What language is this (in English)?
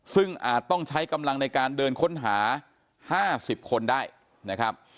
Thai